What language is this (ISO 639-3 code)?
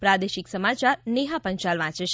guj